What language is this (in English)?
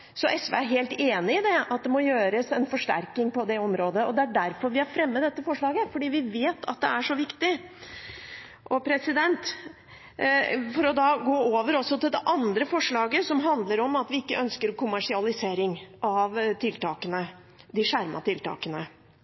Norwegian Bokmål